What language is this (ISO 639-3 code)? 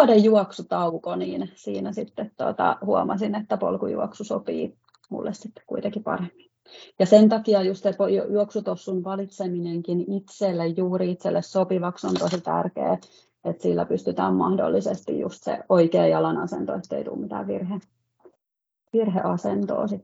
fin